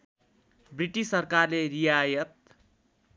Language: Nepali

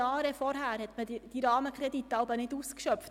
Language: Swiss German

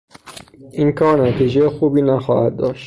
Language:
Persian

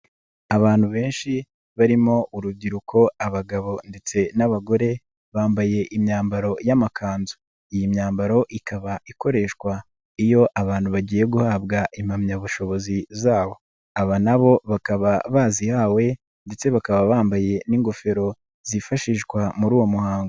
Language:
Kinyarwanda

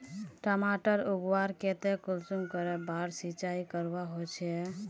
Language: Magahi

